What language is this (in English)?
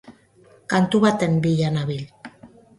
Basque